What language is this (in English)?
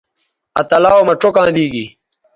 Bateri